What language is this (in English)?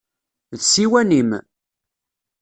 Kabyle